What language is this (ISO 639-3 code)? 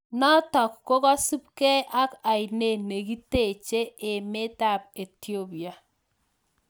kln